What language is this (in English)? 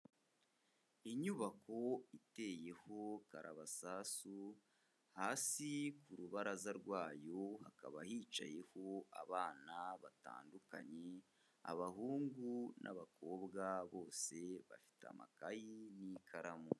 Kinyarwanda